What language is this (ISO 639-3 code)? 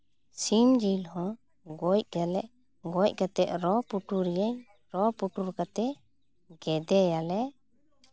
sat